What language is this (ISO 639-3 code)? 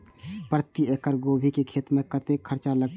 mai